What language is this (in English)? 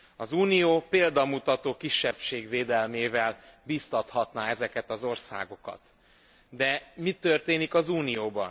Hungarian